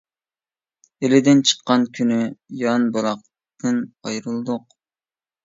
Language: Uyghur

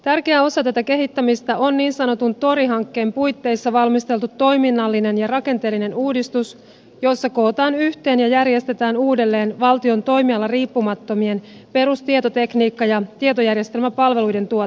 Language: Finnish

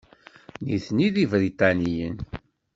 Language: Kabyle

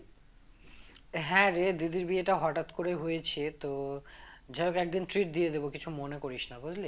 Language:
Bangla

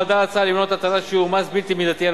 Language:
Hebrew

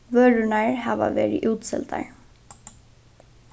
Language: Faroese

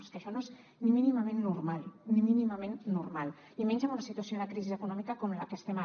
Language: Catalan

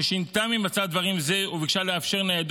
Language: Hebrew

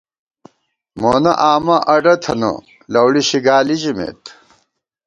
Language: Gawar-Bati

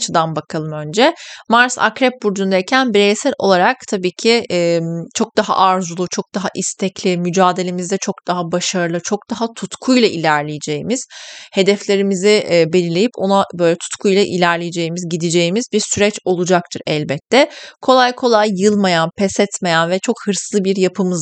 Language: Turkish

